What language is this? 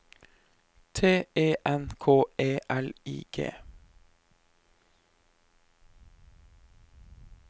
Norwegian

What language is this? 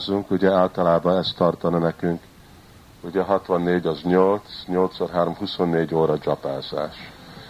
Hungarian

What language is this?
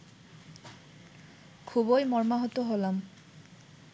Bangla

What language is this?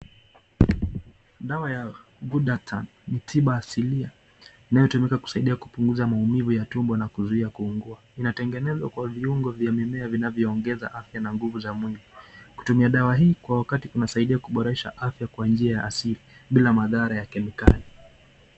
Swahili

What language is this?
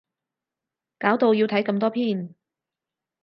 Cantonese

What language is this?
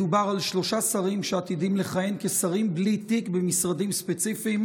Hebrew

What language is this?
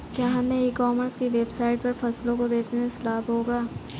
Hindi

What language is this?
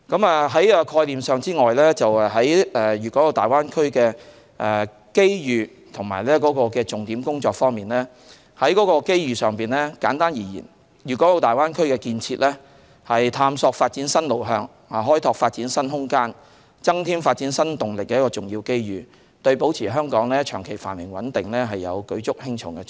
Cantonese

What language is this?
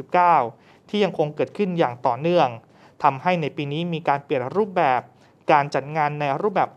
Thai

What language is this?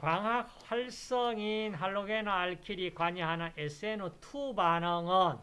Korean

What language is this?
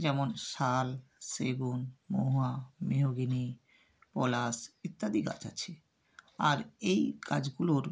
Bangla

